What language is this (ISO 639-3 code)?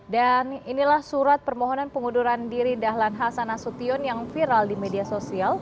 ind